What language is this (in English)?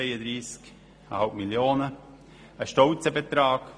Swiss German